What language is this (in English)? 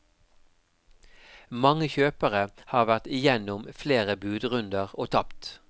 Norwegian